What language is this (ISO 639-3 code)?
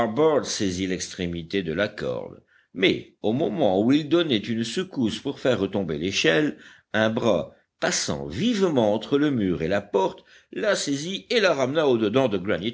fra